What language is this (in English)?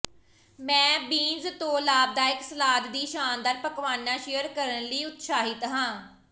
Punjabi